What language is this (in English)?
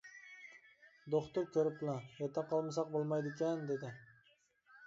Uyghur